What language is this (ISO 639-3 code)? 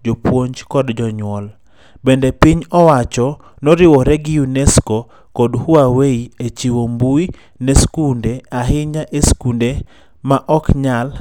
luo